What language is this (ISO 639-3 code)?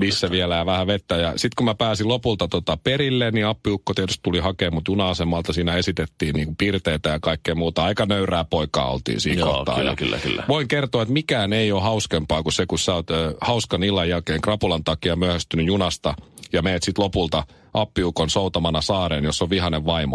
fin